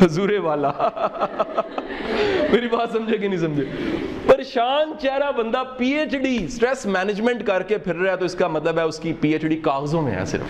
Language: Urdu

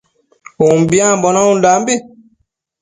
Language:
Matsés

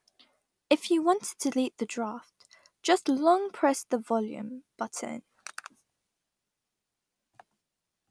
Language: English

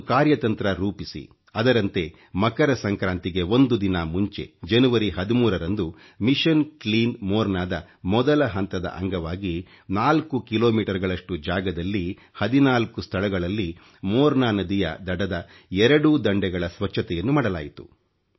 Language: Kannada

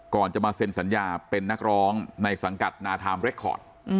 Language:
Thai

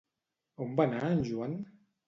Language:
Catalan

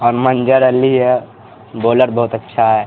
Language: Urdu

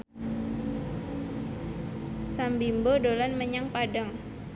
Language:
Javanese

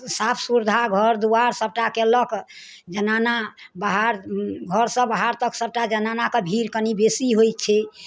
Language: Maithili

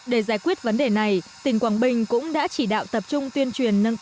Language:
Vietnamese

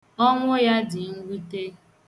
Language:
Igbo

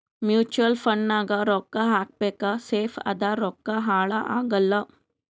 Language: Kannada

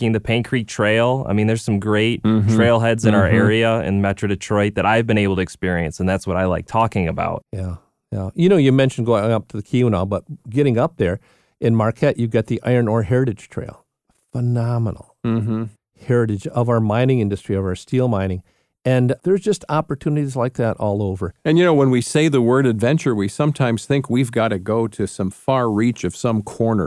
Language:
English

